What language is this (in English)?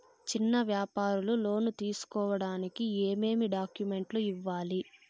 Telugu